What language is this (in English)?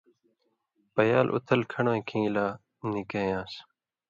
Indus Kohistani